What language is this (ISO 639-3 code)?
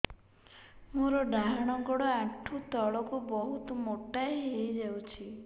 ori